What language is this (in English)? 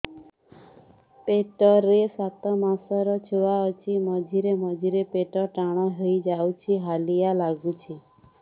Odia